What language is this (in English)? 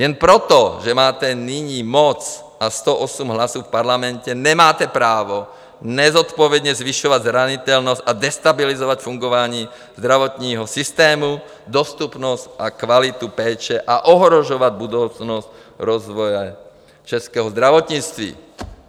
Czech